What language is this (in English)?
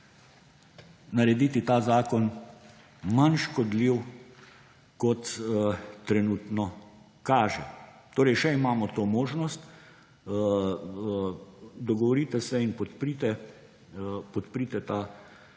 Slovenian